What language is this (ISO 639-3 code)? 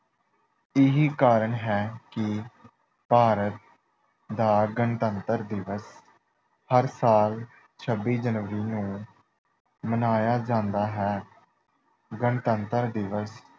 pan